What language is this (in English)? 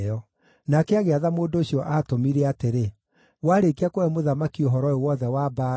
Kikuyu